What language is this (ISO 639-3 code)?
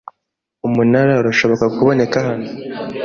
kin